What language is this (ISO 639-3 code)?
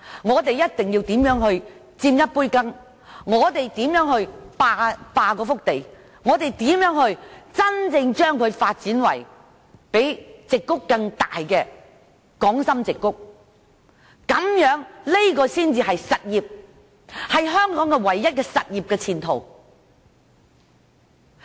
yue